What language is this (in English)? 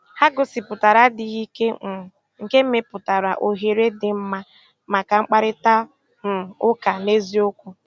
Igbo